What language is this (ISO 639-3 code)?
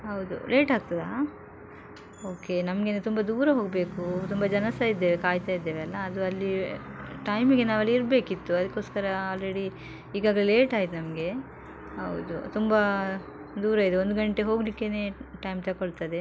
kan